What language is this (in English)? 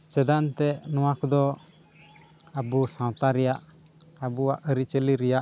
Santali